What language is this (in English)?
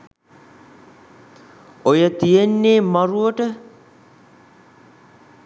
Sinhala